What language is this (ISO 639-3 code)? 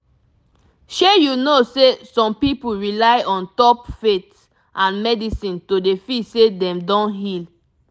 pcm